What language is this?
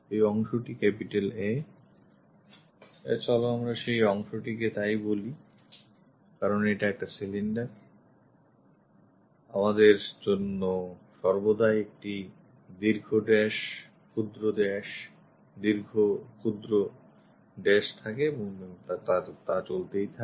Bangla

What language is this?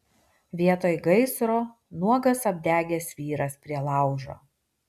Lithuanian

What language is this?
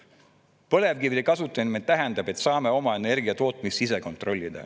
Estonian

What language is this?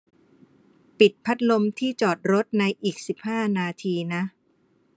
Thai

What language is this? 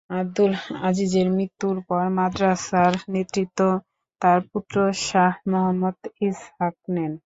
Bangla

